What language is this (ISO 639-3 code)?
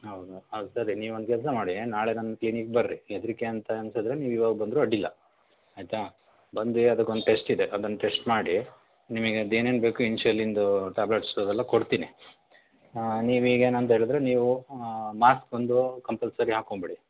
kan